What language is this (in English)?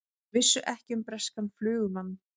Icelandic